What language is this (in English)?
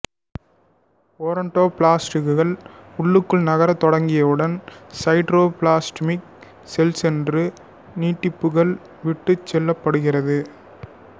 Tamil